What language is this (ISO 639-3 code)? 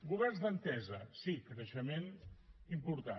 cat